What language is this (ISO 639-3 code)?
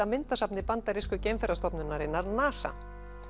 isl